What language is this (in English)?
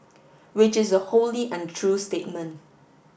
English